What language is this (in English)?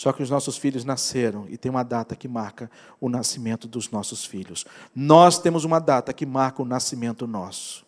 Portuguese